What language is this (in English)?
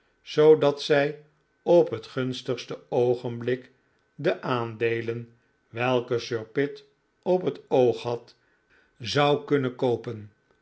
Dutch